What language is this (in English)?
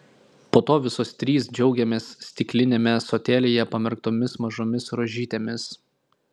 Lithuanian